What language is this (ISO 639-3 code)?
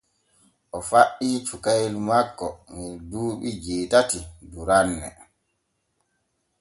fue